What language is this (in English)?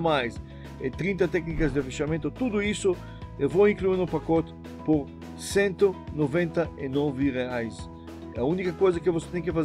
Portuguese